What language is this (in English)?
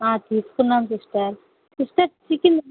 Telugu